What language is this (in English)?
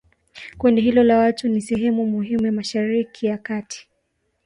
Swahili